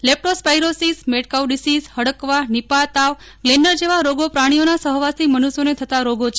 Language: Gujarati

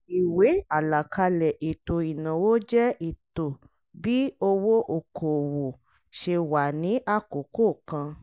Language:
Yoruba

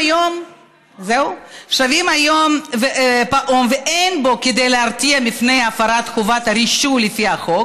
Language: Hebrew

